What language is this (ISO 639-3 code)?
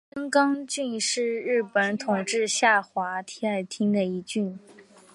zho